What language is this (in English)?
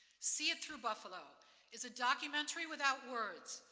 English